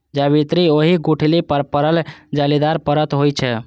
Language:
Maithili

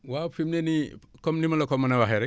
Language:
Wolof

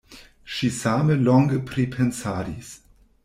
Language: Esperanto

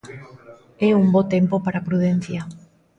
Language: Galician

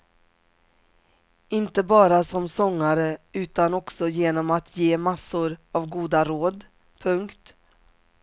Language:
Swedish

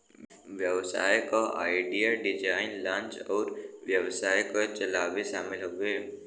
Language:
Bhojpuri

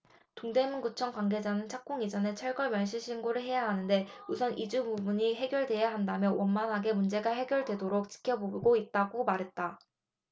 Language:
Korean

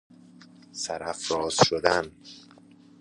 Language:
Persian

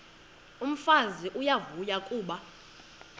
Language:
Xhosa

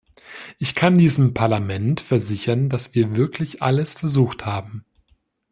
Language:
German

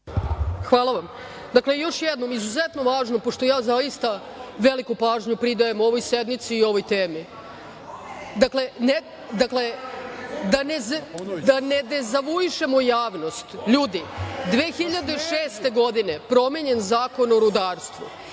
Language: Serbian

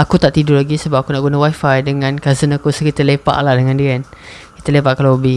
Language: Malay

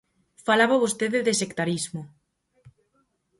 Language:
Galician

